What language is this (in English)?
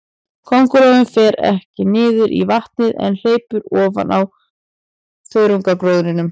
Icelandic